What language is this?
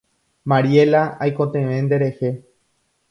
Guarani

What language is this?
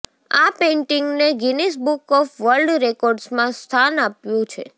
Gujarati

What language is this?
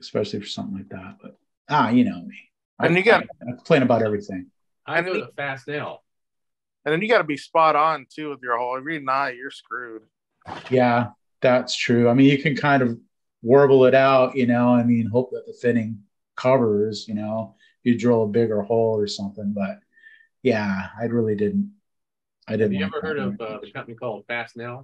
English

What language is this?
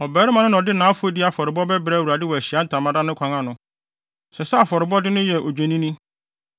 Akan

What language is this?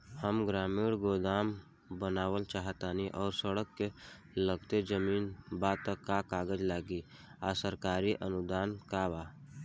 Bhojpuri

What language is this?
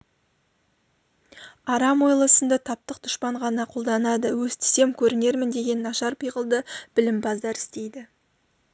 Kazakh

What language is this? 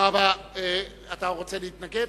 Hebrew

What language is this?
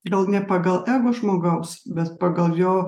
Lithuanian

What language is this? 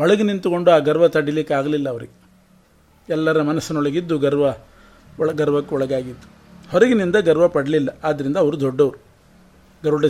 Kannada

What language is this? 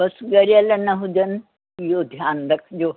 Sindhi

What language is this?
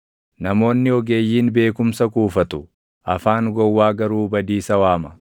Oromo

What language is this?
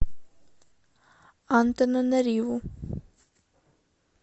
Russian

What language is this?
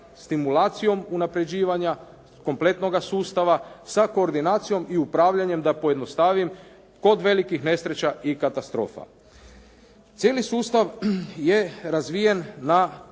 Croatian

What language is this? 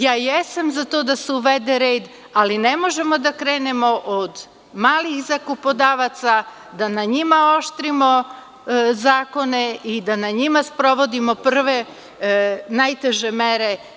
Serbian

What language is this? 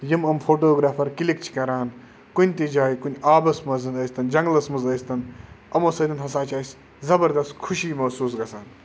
Kashmiri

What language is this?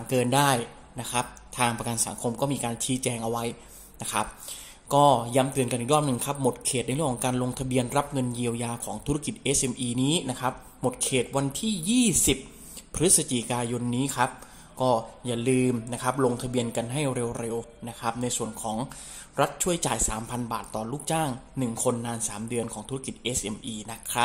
Thai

